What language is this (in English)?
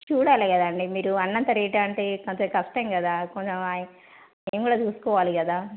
Telugu